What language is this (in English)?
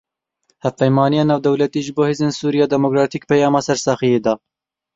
Kurdish